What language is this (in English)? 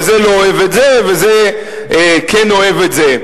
Hebrew